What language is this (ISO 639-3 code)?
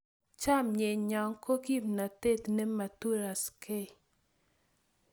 kln